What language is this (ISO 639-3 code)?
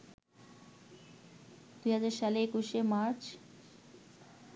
ben